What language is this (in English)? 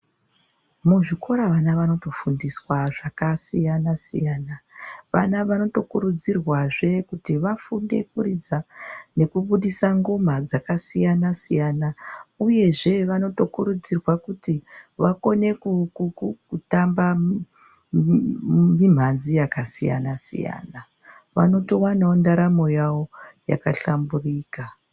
Ndau